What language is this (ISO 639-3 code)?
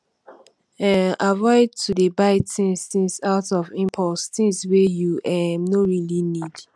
pcm